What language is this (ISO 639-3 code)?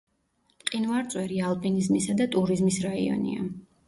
kat